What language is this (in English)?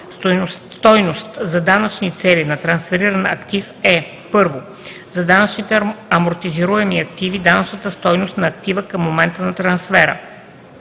Bulgarian